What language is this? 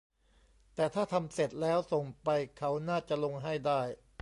Thai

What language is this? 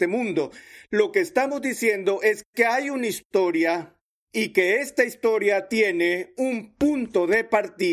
Spanish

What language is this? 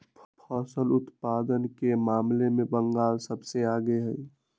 Magahi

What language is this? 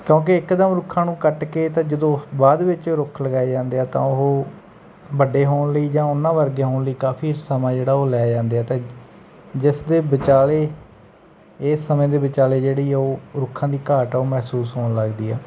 Punjabi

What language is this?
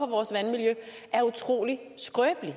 Danish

